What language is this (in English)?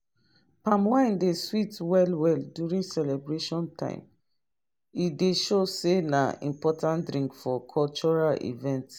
Nigerian Pidgin